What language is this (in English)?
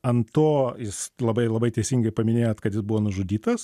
Lithuanian